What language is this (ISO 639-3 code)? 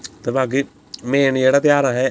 doi